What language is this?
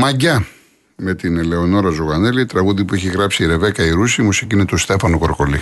Greek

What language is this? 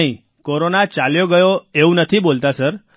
Gujarati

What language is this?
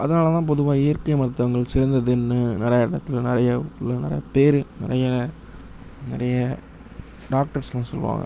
Tamil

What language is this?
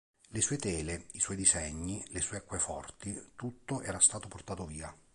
Italian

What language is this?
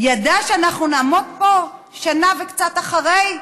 Hebrew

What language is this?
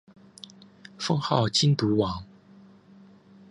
Chinese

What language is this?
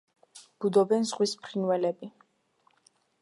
Georgian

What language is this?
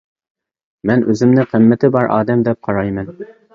Uyghur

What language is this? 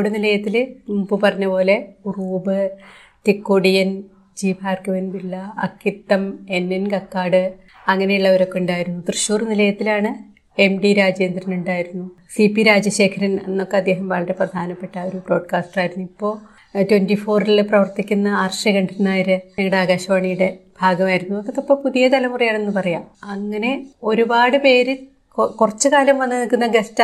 Malayalam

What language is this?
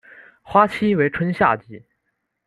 Chinese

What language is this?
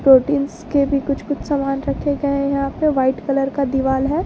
Hindi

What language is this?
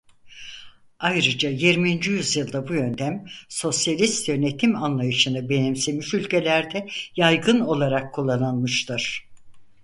Turkish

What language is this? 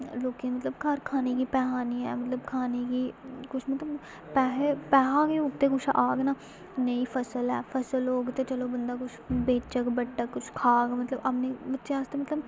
Dogri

